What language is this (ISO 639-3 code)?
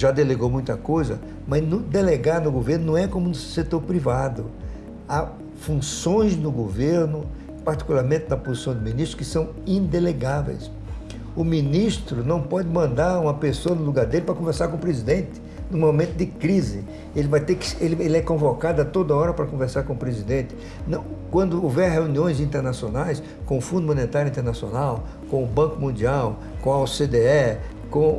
por